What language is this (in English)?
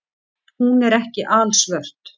Icelandic